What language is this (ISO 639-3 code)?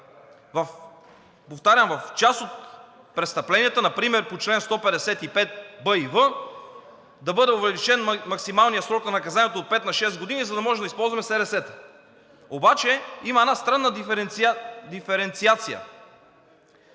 bul